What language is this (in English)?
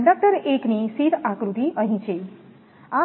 Gujarati